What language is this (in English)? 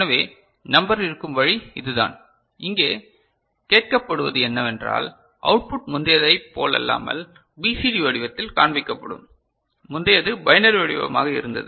Tamil